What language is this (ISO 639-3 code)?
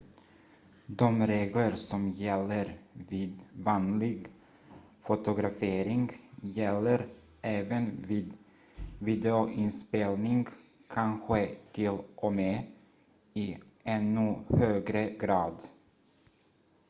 swe